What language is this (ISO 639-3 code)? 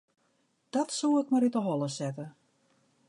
fry